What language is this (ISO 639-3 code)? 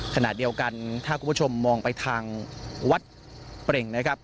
tha